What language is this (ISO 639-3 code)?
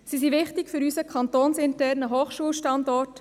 gsw